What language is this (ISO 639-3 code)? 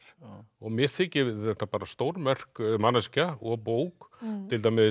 isl